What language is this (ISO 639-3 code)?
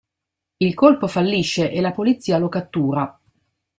ita